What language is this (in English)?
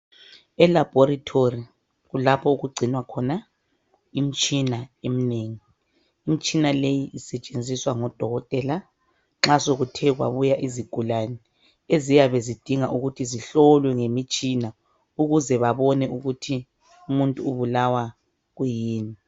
North Ndebele